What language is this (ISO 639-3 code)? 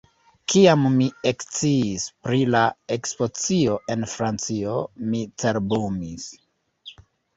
epo